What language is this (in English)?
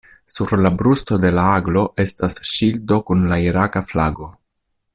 Esperanto